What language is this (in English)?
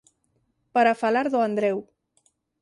Galician